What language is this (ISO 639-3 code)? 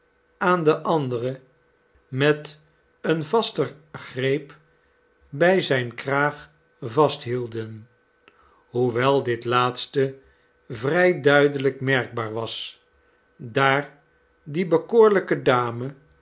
nld